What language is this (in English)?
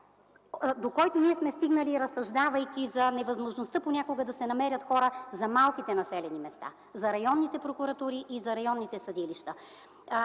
Bulgarian